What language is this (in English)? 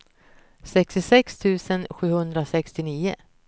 Swedish